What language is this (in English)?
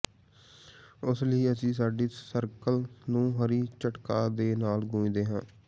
Punjabi